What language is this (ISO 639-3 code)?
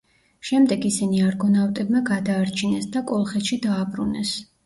kat